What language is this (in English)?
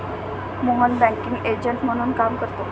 Marathi